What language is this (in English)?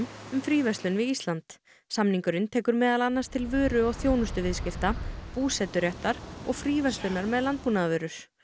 Icelandic